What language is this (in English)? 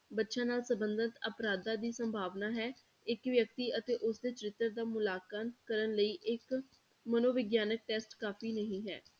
Punjabi